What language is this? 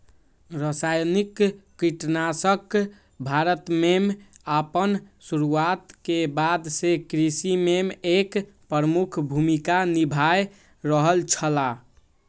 Maithili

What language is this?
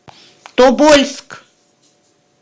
Russian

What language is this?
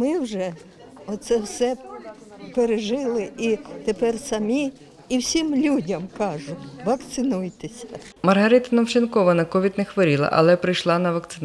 Ukrainian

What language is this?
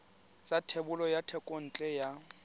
Tswana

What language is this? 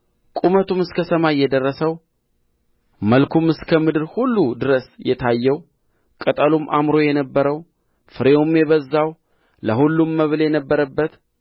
Amharic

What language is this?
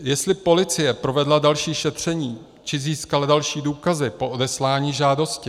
Czech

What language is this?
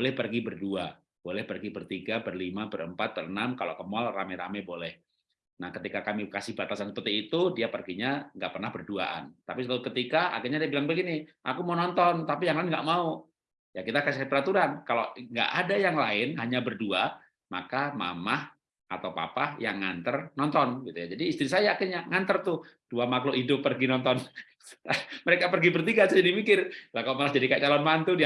Indonesian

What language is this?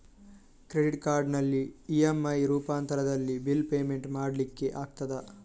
Kannada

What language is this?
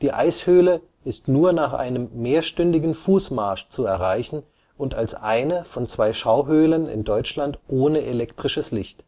German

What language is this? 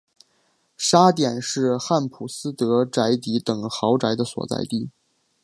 Chinese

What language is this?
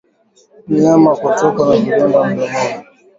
Swahili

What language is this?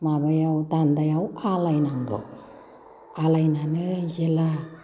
Bodo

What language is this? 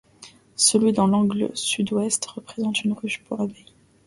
French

